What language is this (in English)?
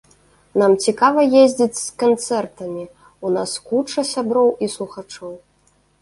Belarusian